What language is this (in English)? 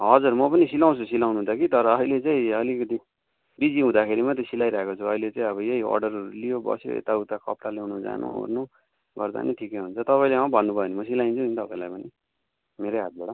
Nepali